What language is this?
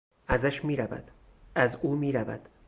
Persian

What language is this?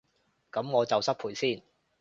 Cantonese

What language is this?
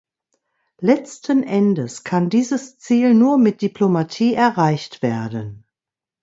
German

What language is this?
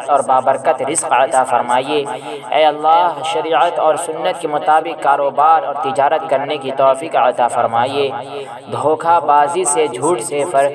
Urdu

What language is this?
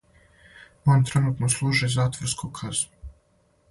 Serbian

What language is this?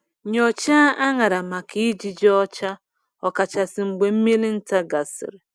Igbo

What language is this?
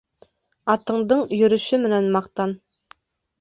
Bashkir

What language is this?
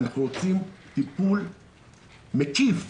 Hebrew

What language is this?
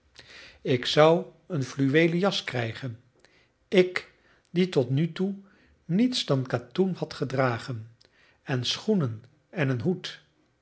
Dutch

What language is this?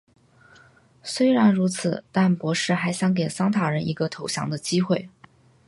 Chinese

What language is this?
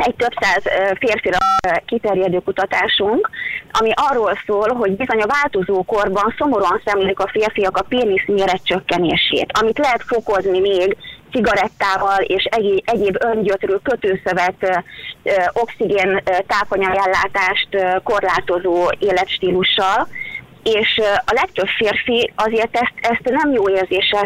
Hungarian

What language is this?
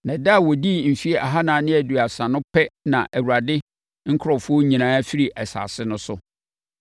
Akan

